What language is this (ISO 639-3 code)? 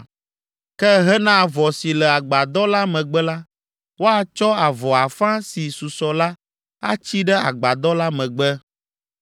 ewe